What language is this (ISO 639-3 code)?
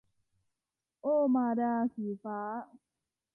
tha